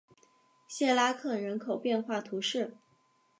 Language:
Chinese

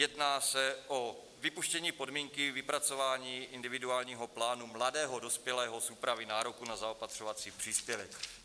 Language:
Czech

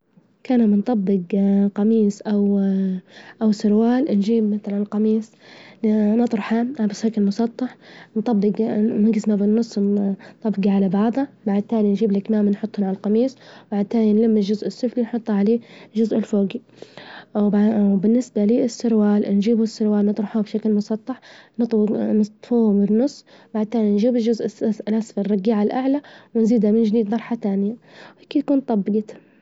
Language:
Libyan Arabic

